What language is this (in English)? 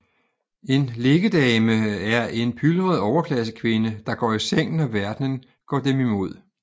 Danish